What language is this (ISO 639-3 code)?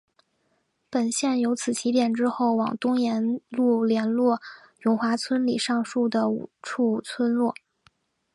zho